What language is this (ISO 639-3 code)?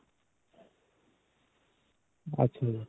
pan